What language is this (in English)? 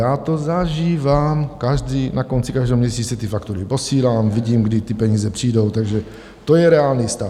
Czech